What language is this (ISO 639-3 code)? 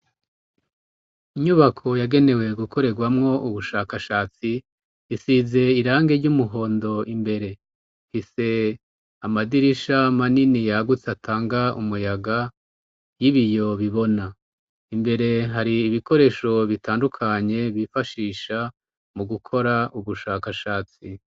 run